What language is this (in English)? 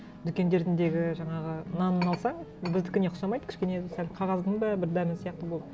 Kazakh